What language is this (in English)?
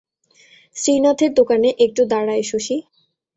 Bangla